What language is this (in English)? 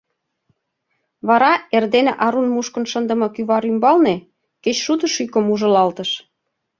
Mari